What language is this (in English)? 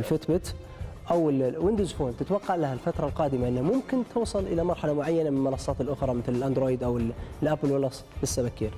Arabic